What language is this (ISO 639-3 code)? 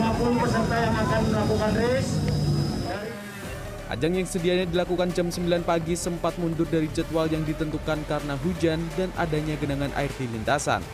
ind